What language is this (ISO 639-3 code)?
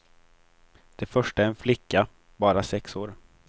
swe